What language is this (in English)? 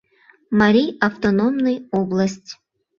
Mari